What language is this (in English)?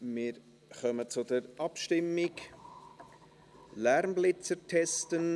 Swiss German